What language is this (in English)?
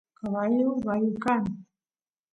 Santiago del Estero Quichua